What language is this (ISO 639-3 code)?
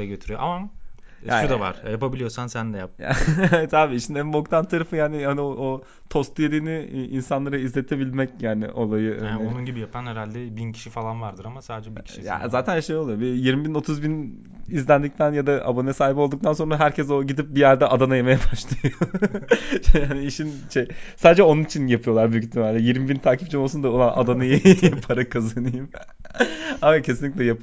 tur